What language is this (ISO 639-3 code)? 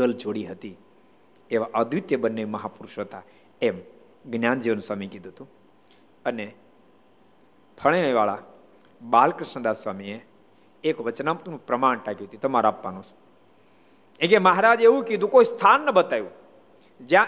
guj